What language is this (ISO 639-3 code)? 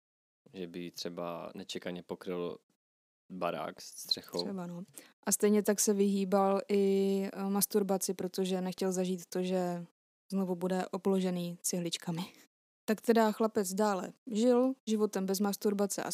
ces